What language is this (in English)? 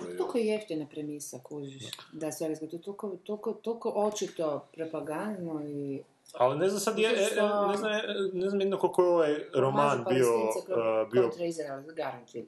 Croatian